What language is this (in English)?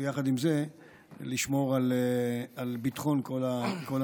Hebrew